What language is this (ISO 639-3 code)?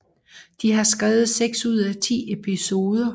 dan